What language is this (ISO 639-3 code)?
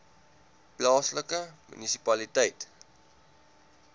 afr